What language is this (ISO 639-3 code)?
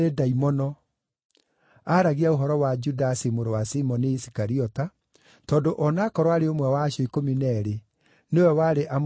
kik